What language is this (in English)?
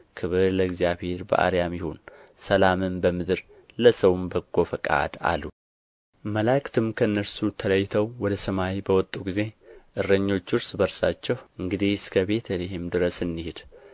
Amharic